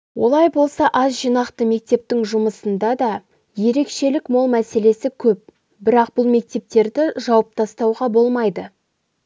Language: Kazakh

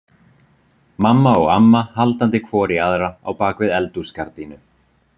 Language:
Icelandic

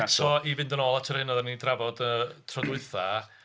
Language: Welsh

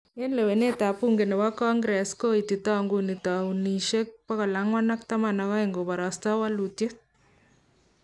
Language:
Kalenjin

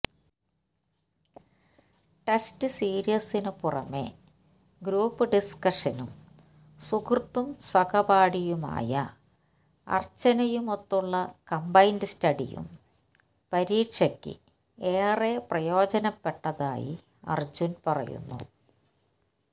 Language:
Malayalam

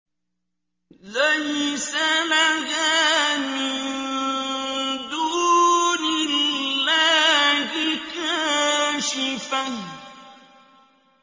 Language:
Arabic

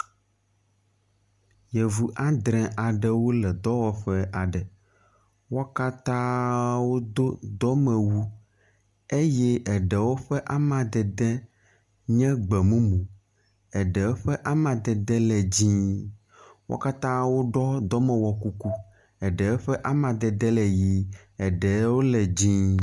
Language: Ewe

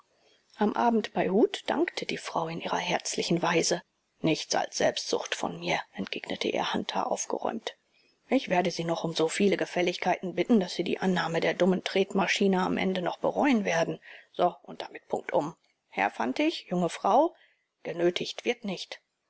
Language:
German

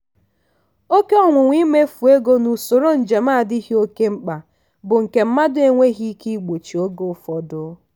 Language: Igbo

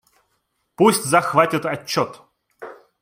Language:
Russian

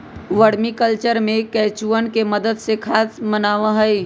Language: Magahi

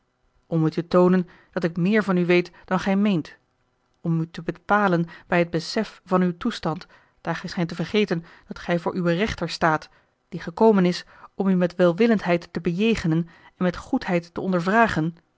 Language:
Dutch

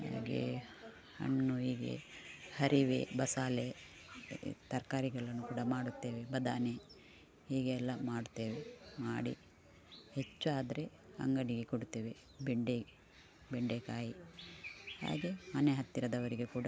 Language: Kannada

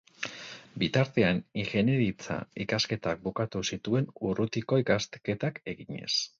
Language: Basque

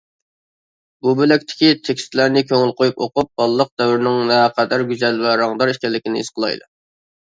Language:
Uyghur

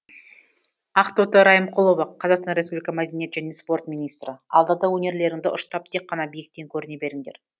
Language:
Kazakh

